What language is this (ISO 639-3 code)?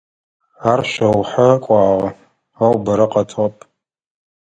ady